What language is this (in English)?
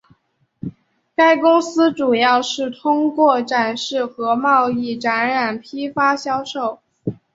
Chinese